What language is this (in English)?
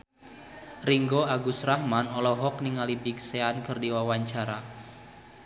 Sundanese